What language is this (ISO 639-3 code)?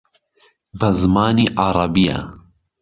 ckb